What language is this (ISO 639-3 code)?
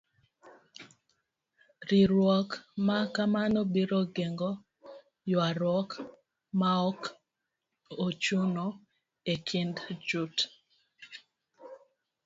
luo